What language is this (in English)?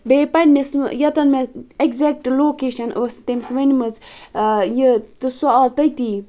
Kashmiri